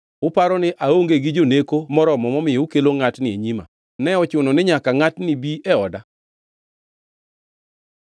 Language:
Luo (Kenya and Tanzania)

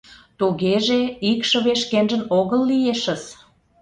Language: Mari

